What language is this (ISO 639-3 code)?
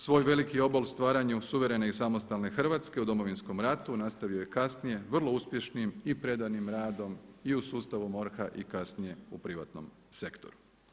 hrv